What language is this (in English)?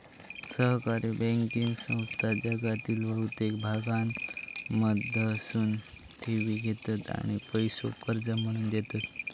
Marathi